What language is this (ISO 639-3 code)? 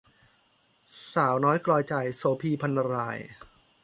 tha